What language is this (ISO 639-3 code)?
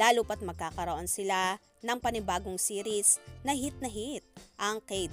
fil